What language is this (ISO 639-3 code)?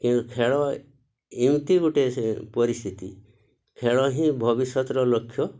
ori